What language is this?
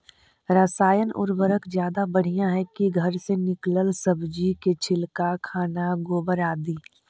Magahi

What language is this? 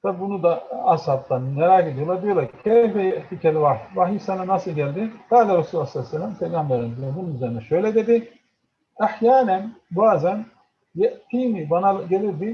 Turkish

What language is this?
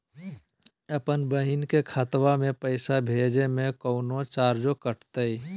Magahi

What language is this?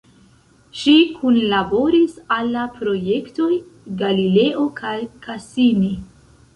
Esperanto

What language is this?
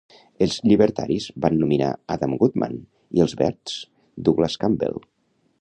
Catalan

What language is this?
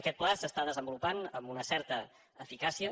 Catalan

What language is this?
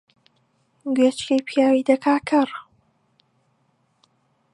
Central Kurdish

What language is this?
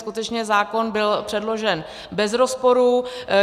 Czech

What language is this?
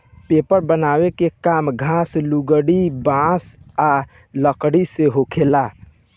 Bhojpuri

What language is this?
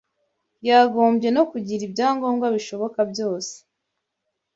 Kinyarwanda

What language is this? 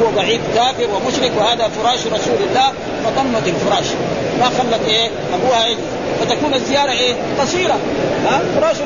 Arabic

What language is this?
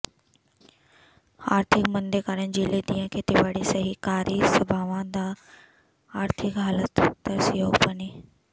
Punjabi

